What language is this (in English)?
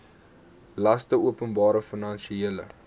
Afrikaans